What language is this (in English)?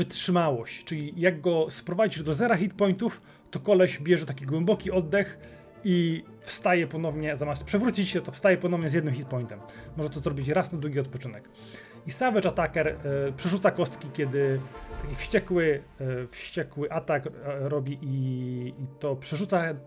Polish